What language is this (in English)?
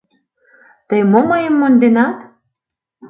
Mari